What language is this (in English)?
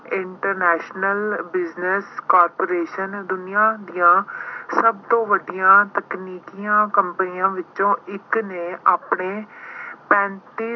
Punjabi